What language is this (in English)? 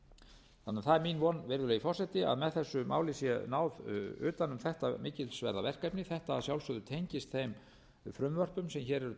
Icelandic